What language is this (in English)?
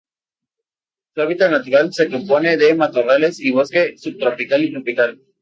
Spanish